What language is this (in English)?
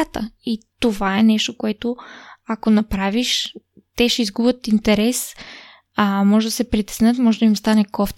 Bulgarian